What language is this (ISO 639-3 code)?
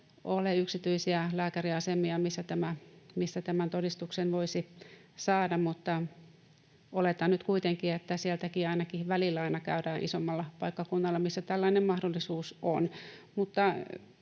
fin